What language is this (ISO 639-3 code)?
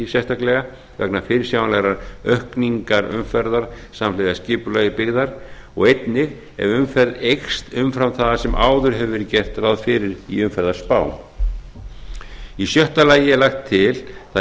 isl